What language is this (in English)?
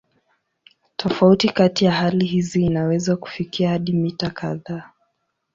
Swahili